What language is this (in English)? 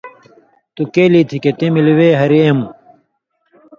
Indus Kohistani